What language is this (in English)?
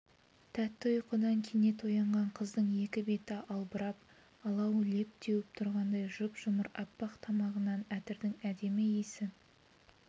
Kazakh